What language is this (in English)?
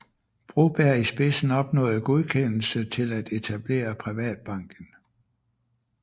Danish